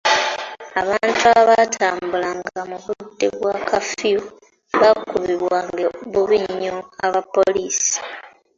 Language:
Ganda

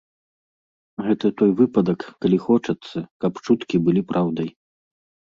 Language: Belarusian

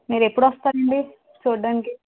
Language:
Telugu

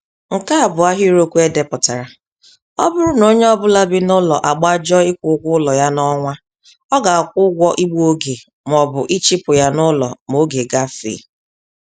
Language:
Igbo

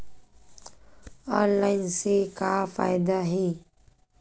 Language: Chhattisgarhi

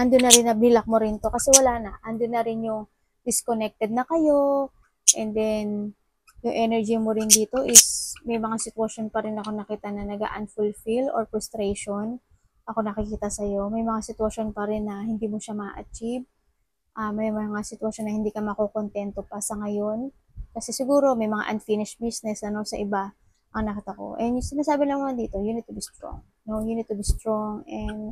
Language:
Filipino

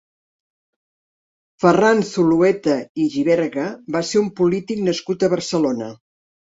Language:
Catalan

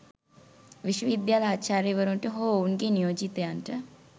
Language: Sinhala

